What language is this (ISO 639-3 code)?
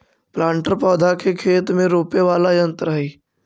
mag